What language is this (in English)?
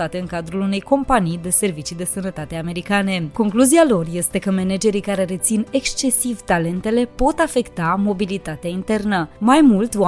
Romanian